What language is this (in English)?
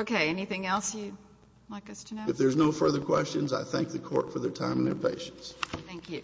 English